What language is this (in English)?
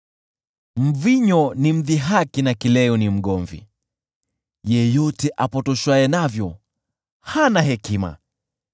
Swahili